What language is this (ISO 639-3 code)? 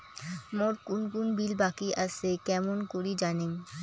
ben